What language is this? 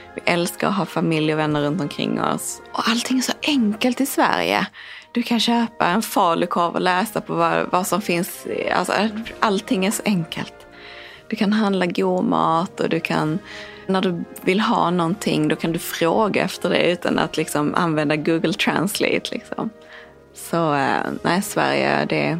Swedish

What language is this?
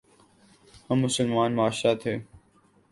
Urdu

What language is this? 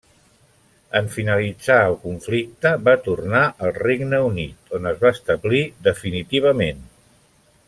Catalan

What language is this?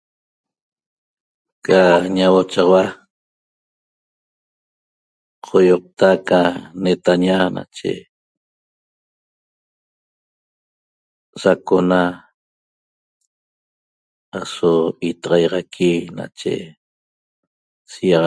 Toba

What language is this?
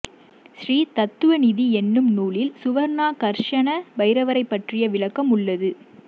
Tamil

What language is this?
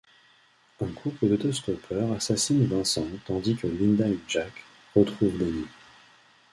French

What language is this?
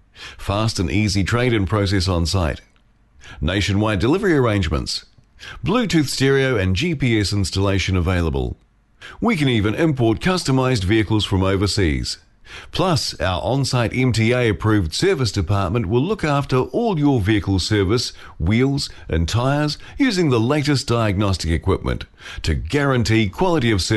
Filipino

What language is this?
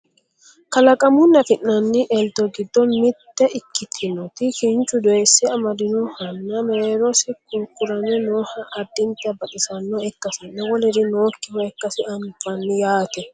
Sidamo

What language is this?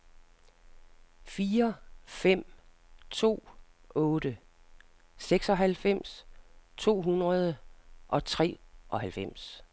Danish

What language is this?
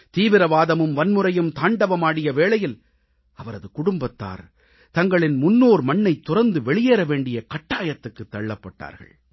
Tamil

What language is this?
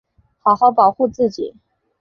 Chinese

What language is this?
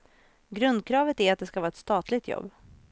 Swedish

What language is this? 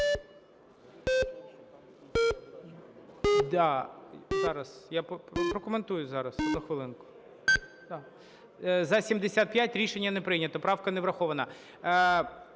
Ukrainian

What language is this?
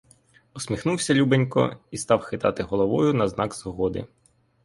Ukrainian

